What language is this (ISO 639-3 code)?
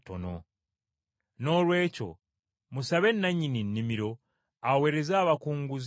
lug